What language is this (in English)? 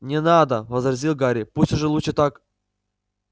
Russian